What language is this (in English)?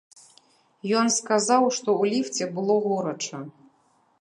Belarusian